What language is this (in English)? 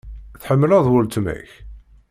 Kabyle